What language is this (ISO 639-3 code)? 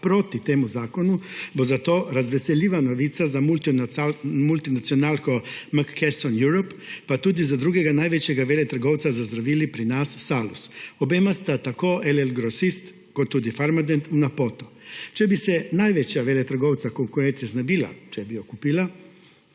slv